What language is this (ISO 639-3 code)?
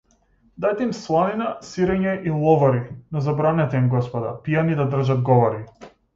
mkd